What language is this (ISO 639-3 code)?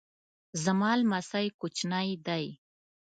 pus